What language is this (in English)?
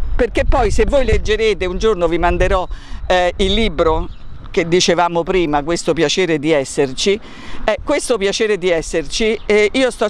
Italian